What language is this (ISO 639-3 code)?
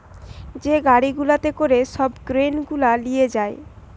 ben